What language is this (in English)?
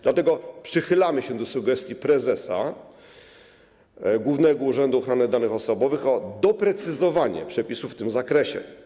Polish